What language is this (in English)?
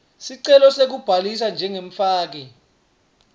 Swati